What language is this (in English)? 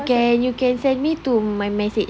English